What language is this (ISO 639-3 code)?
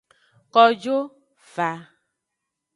ajg